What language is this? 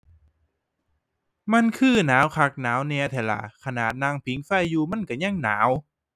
Thai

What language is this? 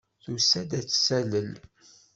Kabyle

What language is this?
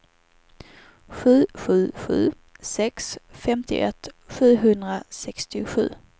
Swedish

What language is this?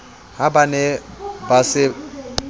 Southern Sotho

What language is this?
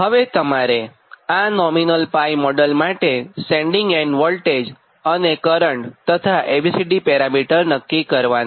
Gujarati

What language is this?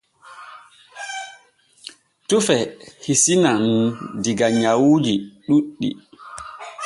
Borgu Fulfulde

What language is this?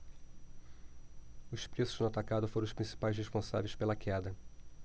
Portuguese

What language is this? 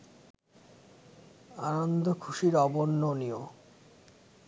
Bangla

